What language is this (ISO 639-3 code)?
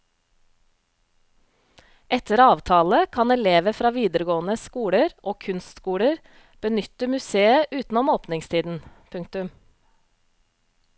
nor